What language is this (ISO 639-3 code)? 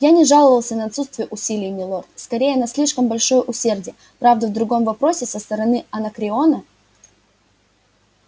rus